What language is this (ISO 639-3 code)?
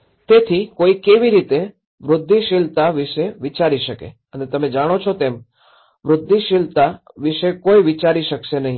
guj